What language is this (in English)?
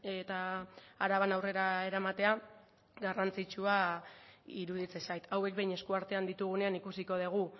Basque